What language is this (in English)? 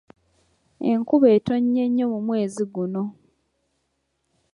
Ganda